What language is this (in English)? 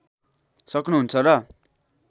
Nepali